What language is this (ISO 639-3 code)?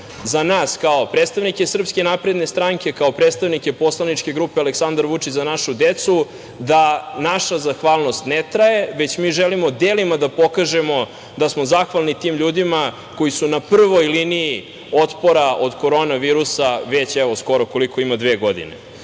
srp